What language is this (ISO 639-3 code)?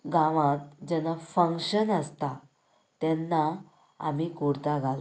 kok